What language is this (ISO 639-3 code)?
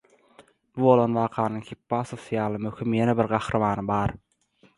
tuk